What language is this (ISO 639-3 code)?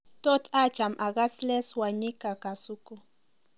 kln